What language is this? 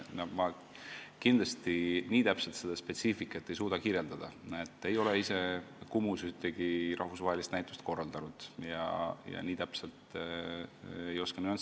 Estonian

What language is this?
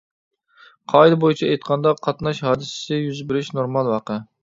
Uyghur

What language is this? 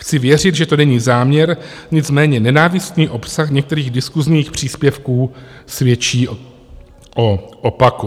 Czech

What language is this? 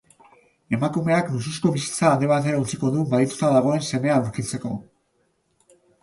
Basque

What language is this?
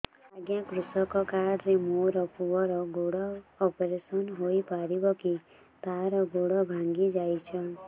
Odia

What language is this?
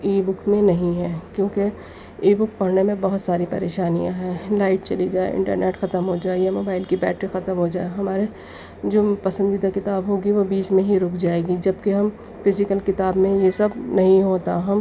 Urdu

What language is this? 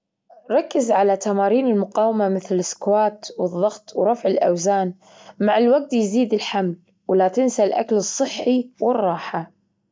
Gulf Arabic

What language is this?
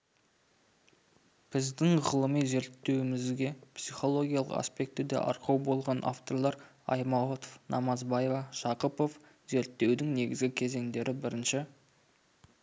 Kazakh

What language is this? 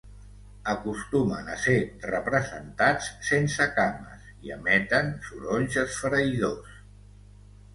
Catalan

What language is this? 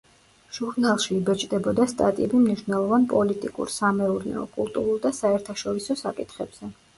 Georgian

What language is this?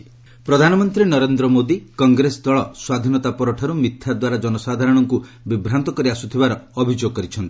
Odia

